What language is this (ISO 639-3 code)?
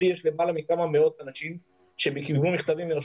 heb